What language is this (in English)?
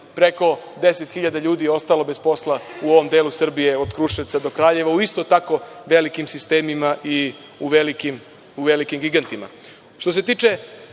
Serbian